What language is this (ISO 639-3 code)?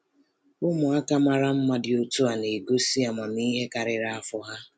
ibo